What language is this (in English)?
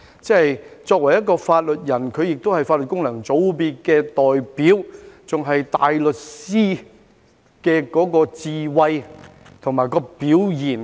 Cantonese